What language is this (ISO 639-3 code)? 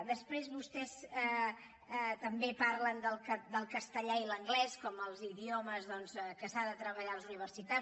cat